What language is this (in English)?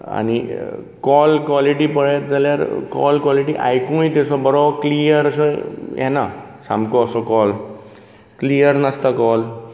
Konkani